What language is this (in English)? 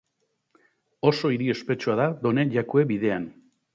Basque